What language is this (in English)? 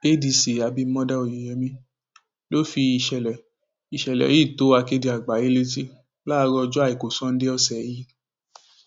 Yoruba